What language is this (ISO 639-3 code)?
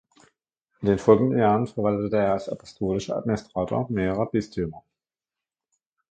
deu